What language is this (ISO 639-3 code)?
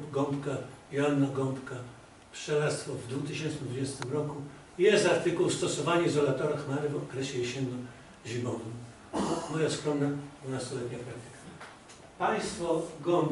pol